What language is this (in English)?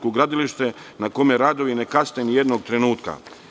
Serbian